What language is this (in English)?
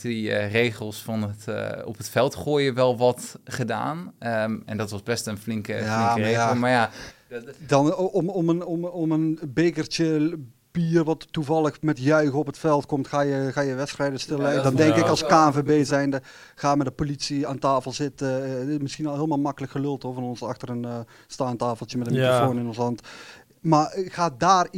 Dutch